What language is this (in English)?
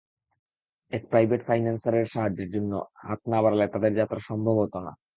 Bangla